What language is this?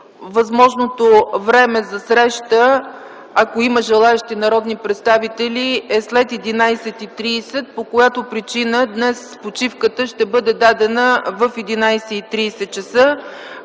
Bulgarian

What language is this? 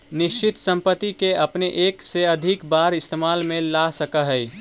Magahi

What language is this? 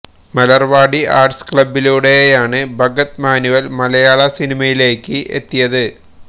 Malayalam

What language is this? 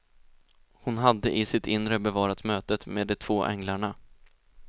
Swedish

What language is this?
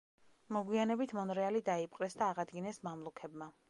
Georgian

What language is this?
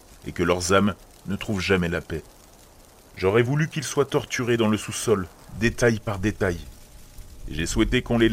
French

